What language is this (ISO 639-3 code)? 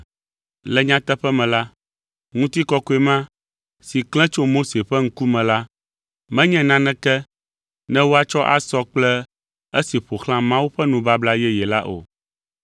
ewe